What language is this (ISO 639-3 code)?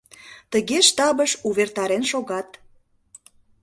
chm